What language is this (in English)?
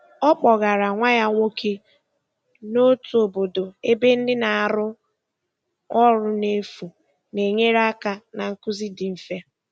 Igbo